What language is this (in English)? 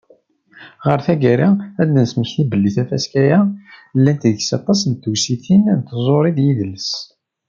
Kabyle